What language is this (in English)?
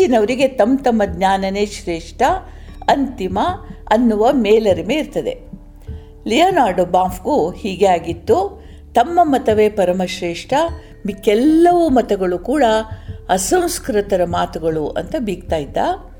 Kannada